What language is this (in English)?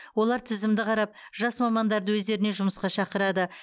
Kazakh